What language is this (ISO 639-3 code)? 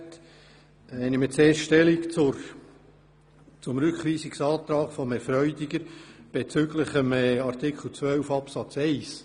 gsw